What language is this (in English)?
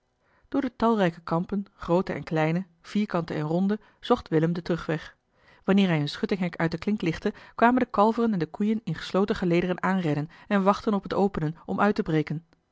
Dutch